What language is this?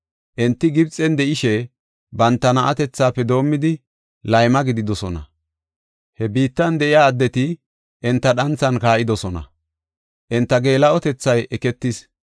Gofa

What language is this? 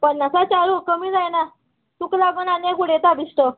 Konkani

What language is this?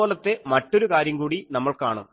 Malayalam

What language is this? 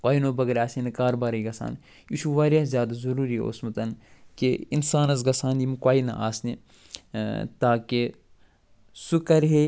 Kashmiri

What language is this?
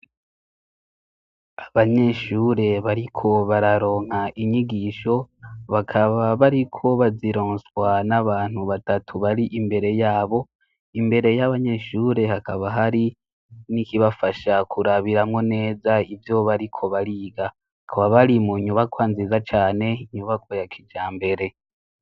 Rundi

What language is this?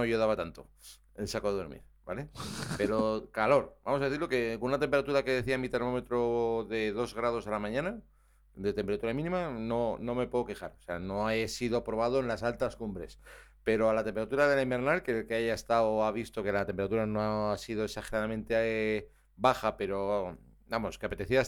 Spanish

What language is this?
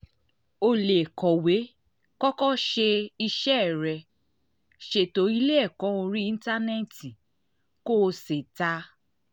Yoruba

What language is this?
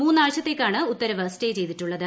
Malayalam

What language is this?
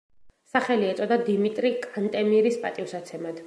Georgian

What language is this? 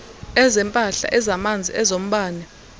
Xhosa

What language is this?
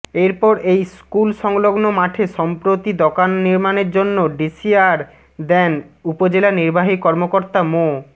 Bangla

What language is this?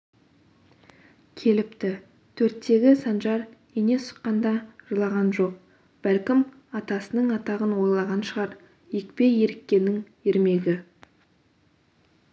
Kazakh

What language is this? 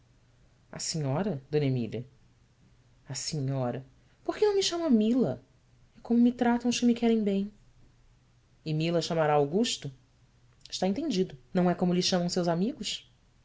Portuguese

